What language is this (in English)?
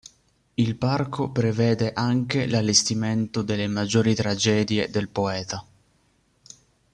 Italian